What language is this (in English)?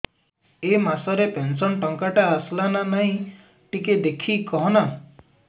Odia